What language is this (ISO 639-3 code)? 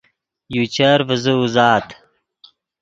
ydg